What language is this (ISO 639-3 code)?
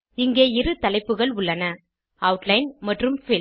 tam